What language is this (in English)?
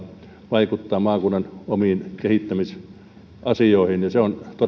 Finnish